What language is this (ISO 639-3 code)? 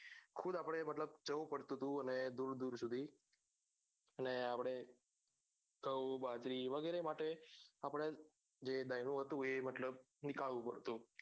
guj